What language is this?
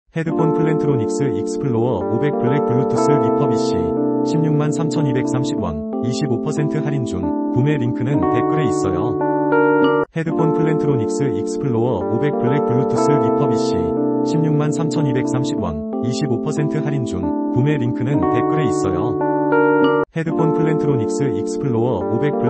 Korean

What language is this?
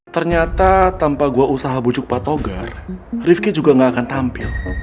Indonesian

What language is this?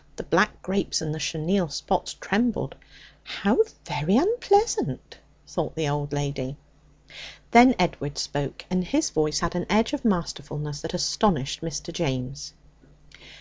English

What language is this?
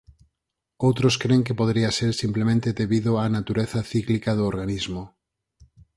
Galician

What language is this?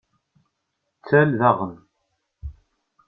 Kabyle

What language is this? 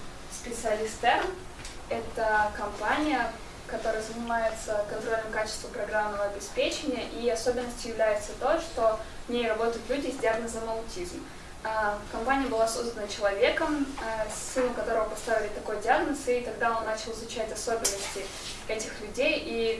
Russian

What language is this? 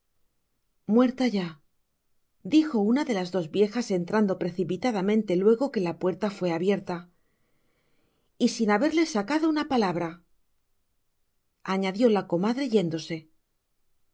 Spanish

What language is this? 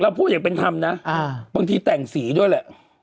Thai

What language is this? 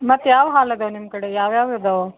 Kannada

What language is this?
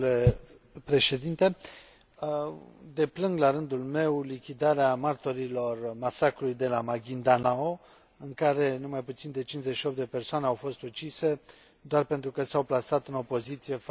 Romanian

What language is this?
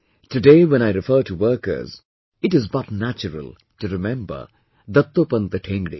English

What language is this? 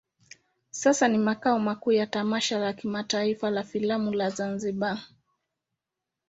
Swahili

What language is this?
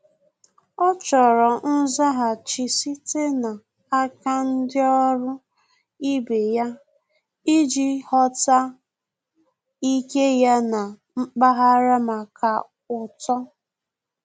Igbo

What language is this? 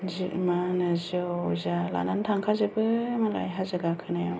Bodo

